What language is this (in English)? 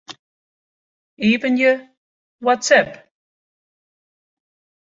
Western Frisian